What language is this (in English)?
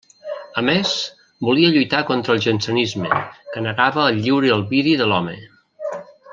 Catalan